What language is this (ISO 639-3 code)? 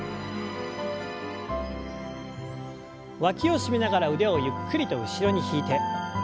jpn